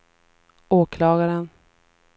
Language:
Swedish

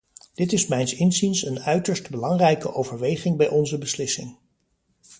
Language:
Dutch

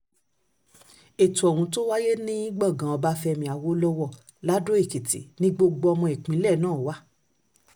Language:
Yoruba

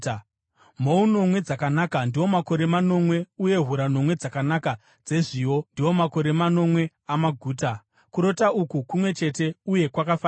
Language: Shona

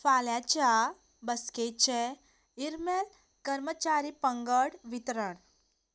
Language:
Konkani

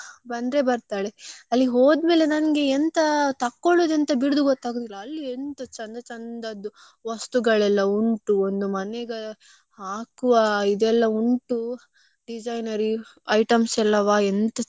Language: Kannada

